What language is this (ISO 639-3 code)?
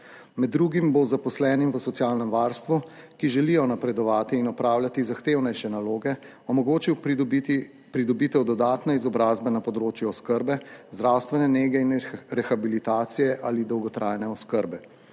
slv